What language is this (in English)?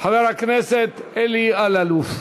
Hebrew